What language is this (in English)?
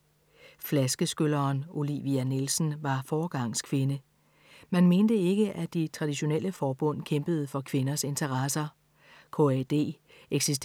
Danish